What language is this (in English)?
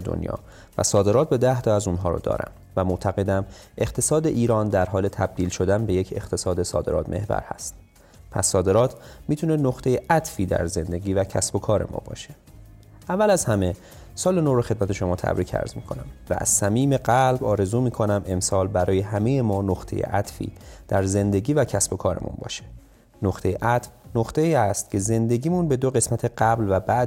Persian